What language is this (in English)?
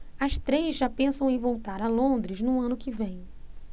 Portuguese